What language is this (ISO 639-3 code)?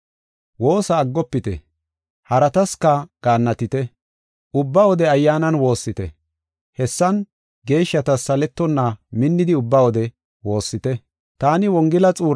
gof